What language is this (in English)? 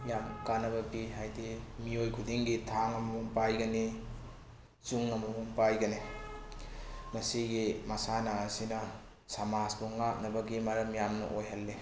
Manipuri